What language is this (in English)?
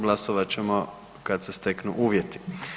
Croatian